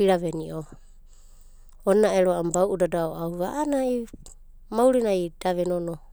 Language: Abadi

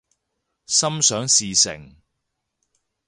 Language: Cantonese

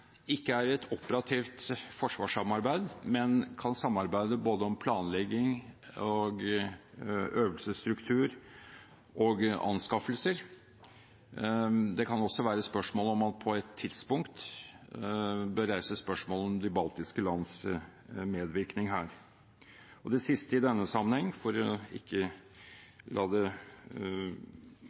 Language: Norwegian Bokmål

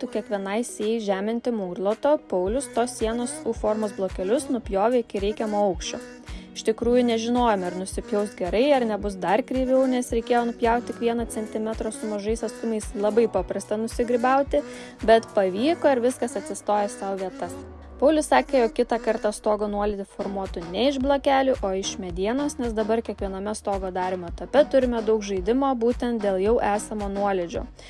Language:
Lithuanian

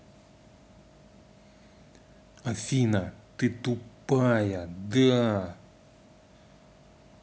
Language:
Russian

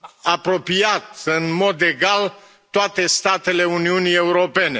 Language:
Romanian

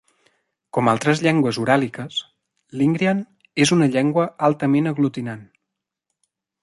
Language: Catalan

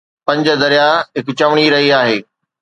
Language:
Sindhi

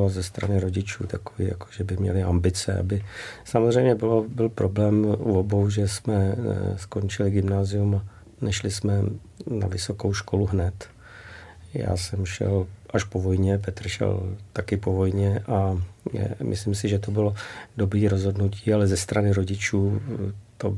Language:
Czech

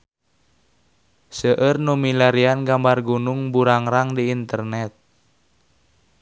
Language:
Sundanese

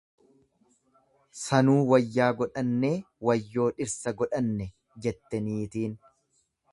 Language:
Oromo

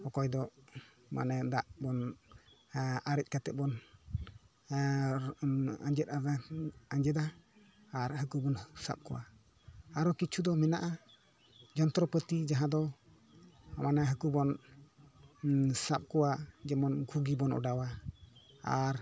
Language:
Santali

